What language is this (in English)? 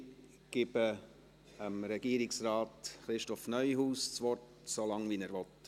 Swiss German